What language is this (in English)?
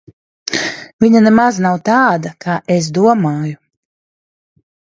Latvian